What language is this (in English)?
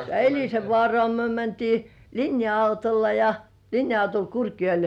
Finnish